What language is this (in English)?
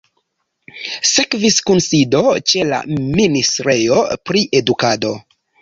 Esperanto